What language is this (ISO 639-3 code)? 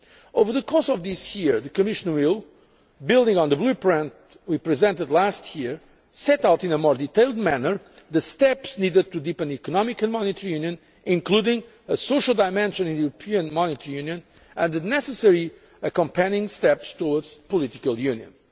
eng